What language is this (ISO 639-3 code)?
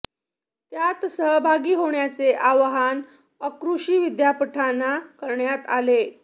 mar